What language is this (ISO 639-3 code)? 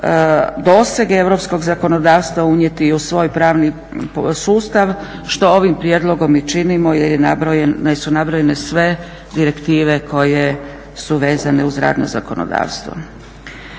hrv